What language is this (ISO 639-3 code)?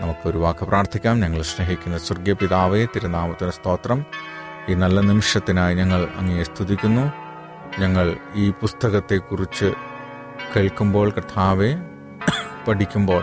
mal